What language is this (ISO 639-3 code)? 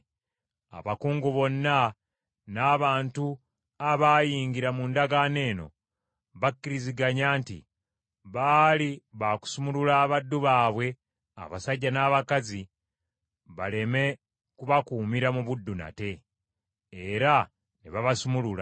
lug